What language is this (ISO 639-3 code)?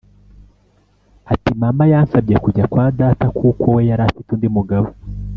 kin